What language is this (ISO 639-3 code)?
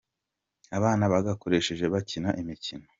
kin